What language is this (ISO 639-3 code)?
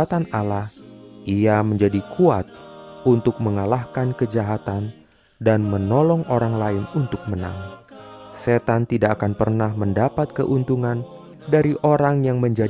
ind